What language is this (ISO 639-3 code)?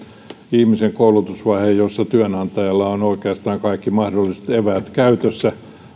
fin